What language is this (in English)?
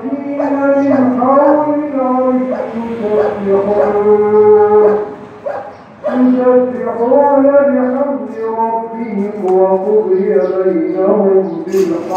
Arabic